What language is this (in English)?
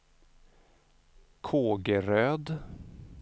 Swedish